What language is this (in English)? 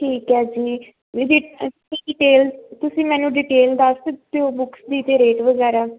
Punjabi